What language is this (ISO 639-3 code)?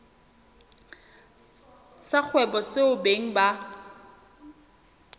sot